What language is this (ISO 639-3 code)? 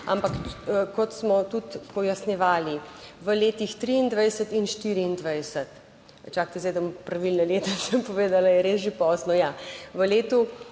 slv